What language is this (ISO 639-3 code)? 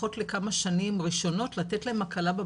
heb